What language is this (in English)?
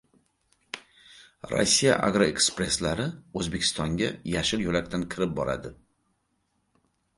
Uzbek